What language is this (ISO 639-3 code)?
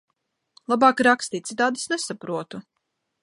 lav